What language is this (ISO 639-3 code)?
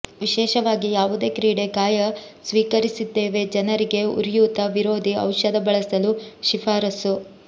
kan